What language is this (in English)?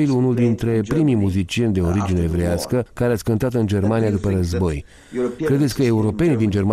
Romanian